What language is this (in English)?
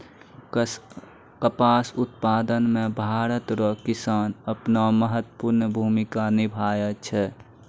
Maithili